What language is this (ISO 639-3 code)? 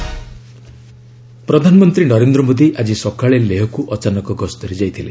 ori